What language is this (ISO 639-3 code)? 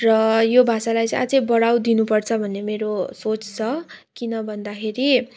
nep